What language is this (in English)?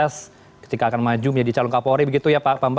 Indonesian